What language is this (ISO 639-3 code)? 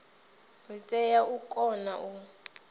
ven